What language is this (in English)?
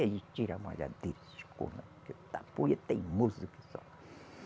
Portuguese